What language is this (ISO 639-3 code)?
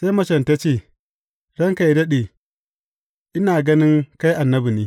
hau